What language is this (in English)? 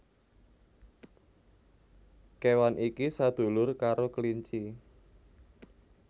Javanese